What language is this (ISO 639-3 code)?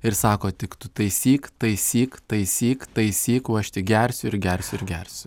lit